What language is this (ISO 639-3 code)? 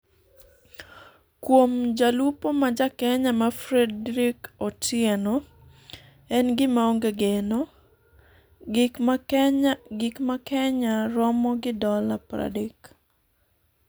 luo